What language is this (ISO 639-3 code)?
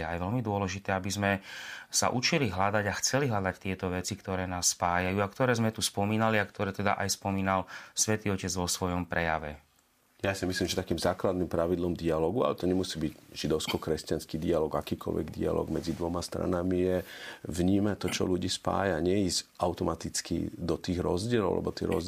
slk